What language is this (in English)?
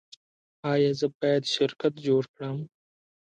Pashto